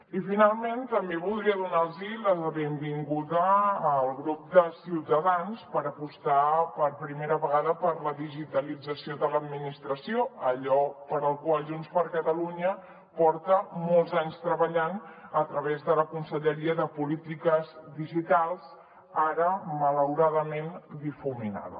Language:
Catalan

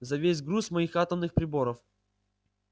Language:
Russian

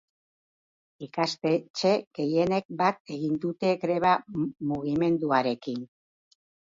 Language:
Basque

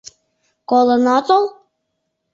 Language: Mari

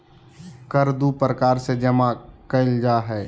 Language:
Magahi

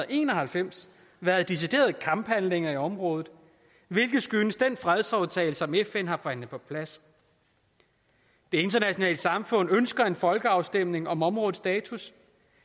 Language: Danish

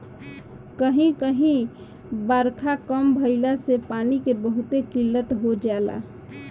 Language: Bhojpuri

